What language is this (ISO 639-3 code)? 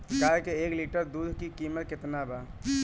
bho